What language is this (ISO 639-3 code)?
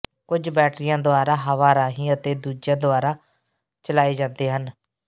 pan